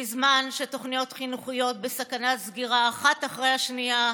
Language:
Hebrew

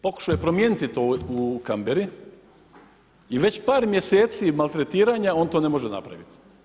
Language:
Croatian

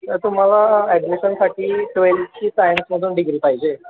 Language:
Marathi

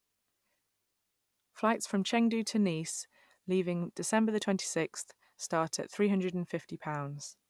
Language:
English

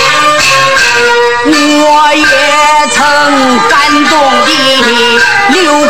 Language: Chinese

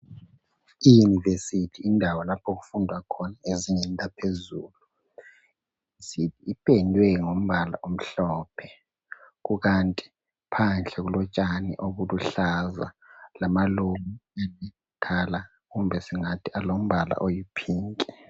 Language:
North Ndebele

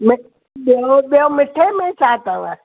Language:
Sindhi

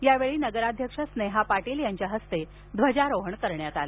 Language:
Marathi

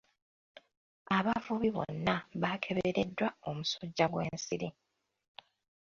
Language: Ganda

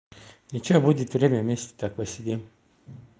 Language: Russian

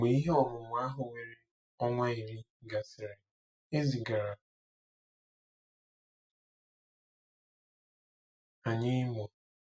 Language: Igbo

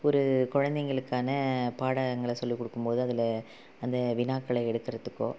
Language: Tamil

